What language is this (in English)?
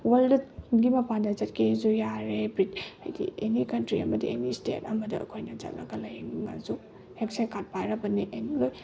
Manipuri